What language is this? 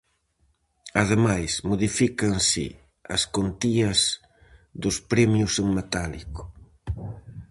Galician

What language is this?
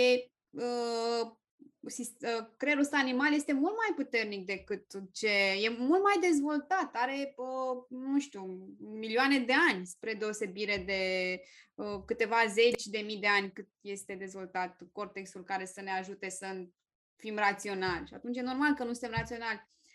Romanian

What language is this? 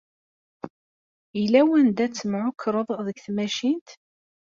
Kabyle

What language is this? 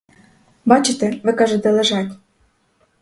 Ukrainian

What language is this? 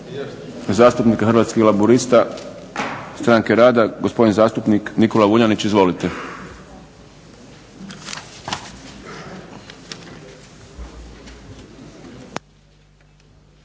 Croatian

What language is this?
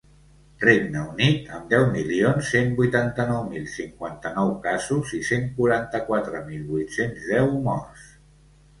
Catalan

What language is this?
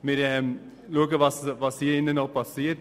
Swiss German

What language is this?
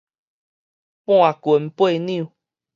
Min Nan Chinese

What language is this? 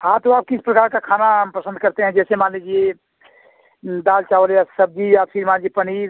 Hindi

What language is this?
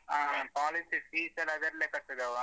Kannada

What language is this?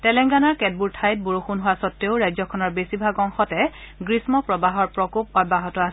Assamese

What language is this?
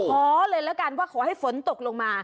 Thai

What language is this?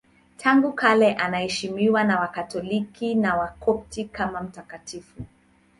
Swahili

